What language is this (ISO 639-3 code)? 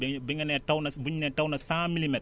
wol